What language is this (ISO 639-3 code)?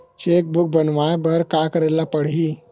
hne